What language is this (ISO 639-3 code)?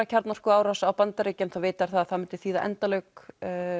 isl